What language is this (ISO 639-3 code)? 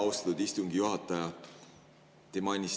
est